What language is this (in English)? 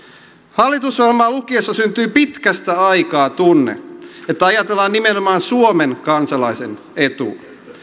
Finnish